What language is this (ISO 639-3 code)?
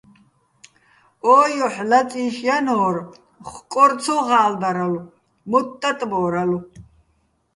bbl